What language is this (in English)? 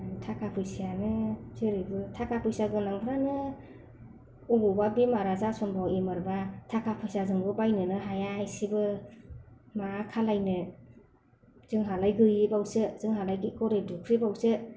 Bodo